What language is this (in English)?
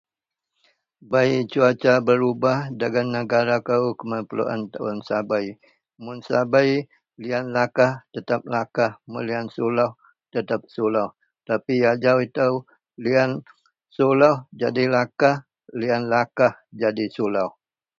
Central Melanau